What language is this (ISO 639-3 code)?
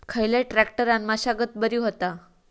mar